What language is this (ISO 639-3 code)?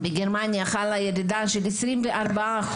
heb